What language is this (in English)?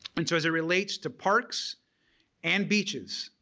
English